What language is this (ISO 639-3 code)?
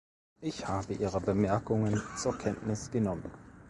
deu